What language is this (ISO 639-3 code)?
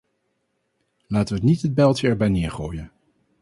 nld